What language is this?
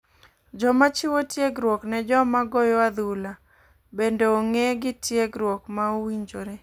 Luo (Kenya and Tanzania)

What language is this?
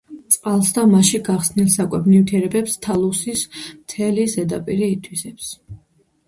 Georgian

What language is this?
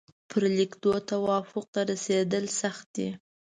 Pashto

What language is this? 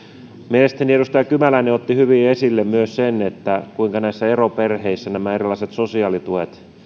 Finnish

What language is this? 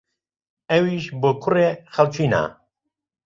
Central Kurdish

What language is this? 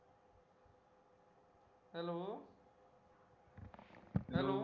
Marathi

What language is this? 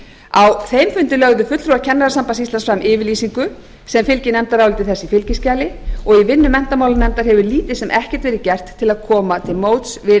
Icelandic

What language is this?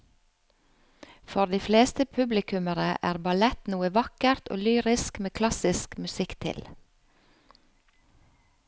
Norwegian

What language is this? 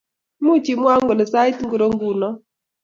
Kalenjin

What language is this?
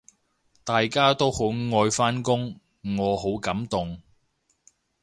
Cantonese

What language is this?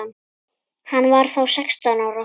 Icelandic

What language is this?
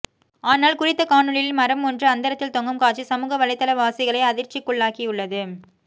Tamil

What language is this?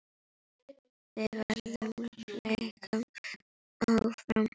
Icelandic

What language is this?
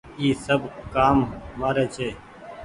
Goaria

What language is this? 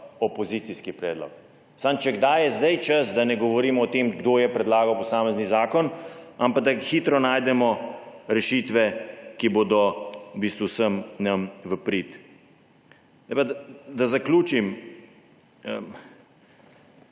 Slovenian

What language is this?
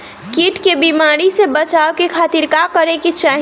Bhojpuri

